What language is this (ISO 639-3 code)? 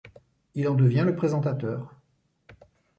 fra